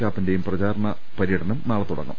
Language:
Malayalam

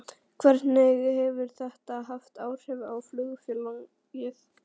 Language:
Icelandic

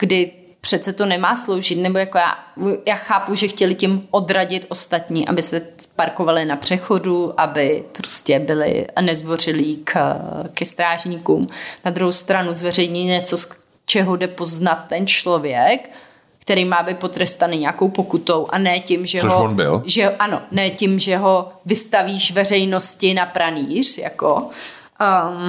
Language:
Czech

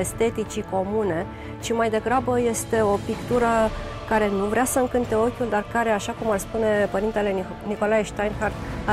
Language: Romanian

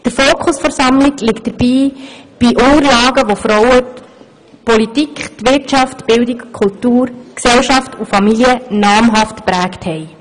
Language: Swiss German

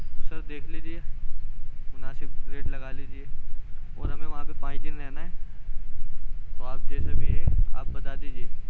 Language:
Urdu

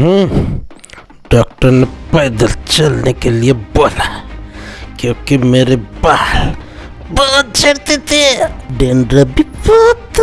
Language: Hindi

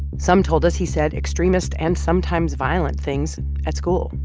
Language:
English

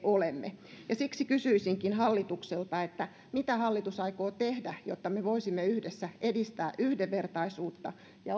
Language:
Finnish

